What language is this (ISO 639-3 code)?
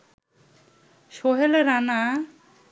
ben